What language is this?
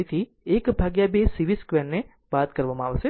Gujarati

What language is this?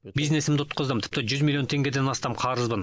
Kazakh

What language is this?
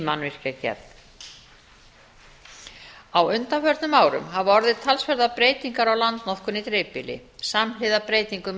Icelandic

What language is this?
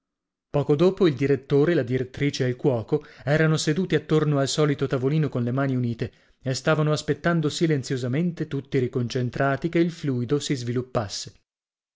Italian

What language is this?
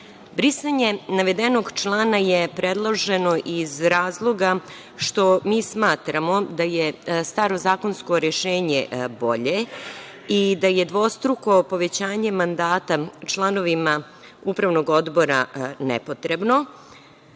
Serbian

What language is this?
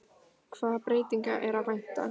Icelandic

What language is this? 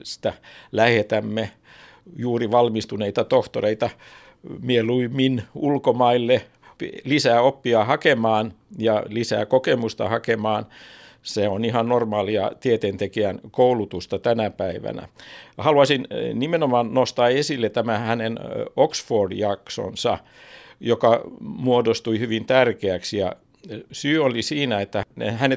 Finnish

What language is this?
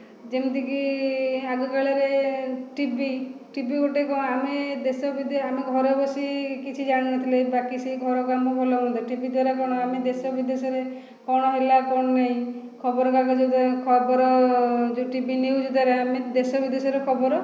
Odia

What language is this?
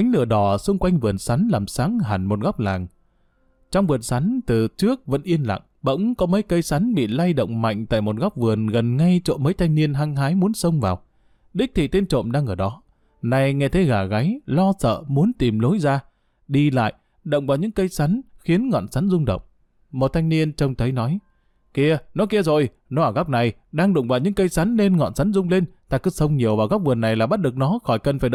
Vietnamese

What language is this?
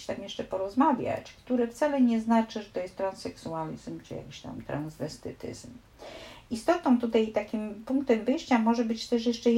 Polish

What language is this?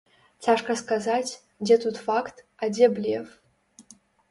Belarusian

